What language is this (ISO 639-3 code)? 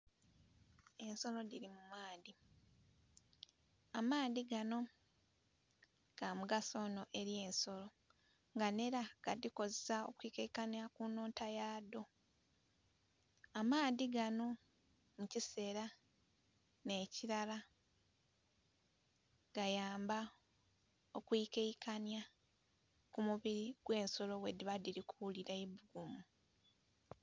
xog